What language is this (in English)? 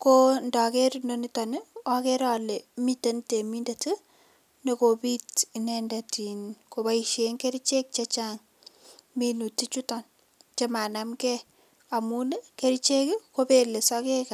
Kalenjin